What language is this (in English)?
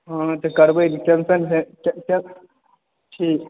Maithili